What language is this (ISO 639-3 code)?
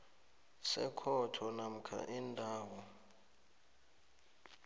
nbl